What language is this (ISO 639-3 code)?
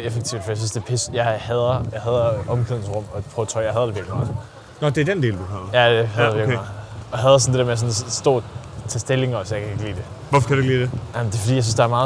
dan